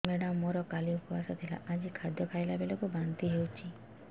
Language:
Odia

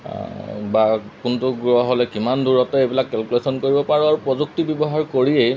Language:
Assamese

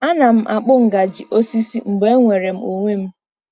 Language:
Igbo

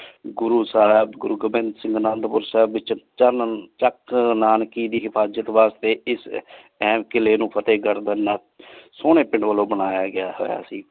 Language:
Punjabi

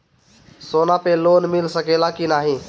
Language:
Bhojpuri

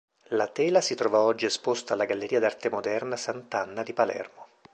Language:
Italian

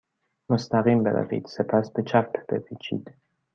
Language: Persian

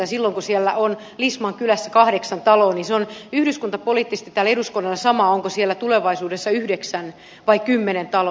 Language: Finnish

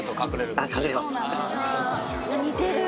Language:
Japanese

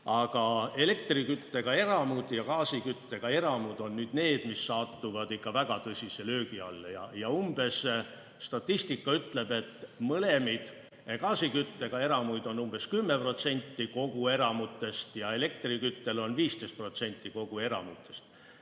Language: Estonian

